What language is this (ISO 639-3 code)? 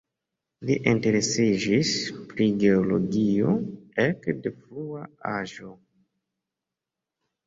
epo